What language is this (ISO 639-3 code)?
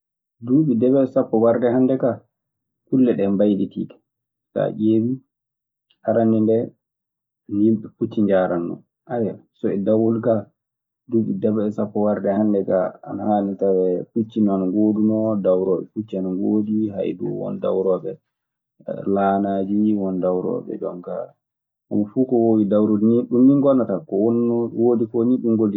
ffm